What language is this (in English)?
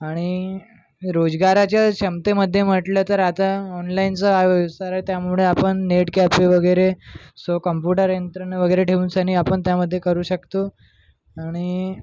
Marathi